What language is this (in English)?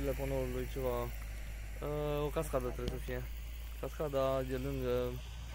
Romanian